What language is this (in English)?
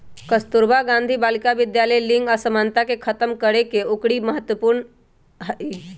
Magahi